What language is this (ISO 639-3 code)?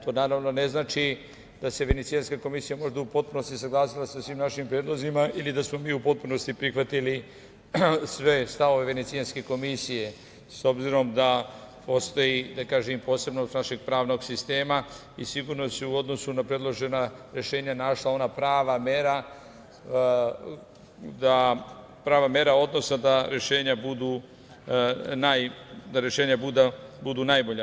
srp